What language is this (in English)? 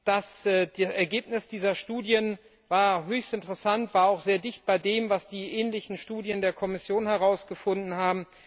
German